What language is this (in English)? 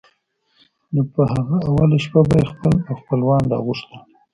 Pashto